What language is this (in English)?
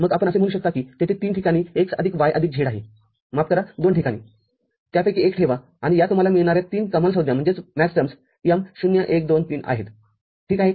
Marathi